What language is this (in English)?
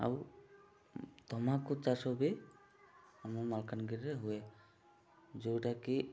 Odia